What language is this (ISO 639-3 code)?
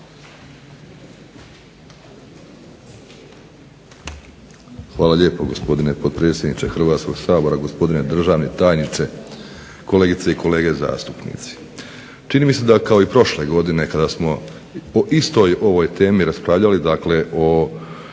hrv